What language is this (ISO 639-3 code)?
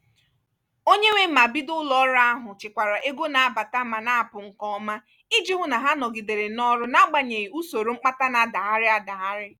ibo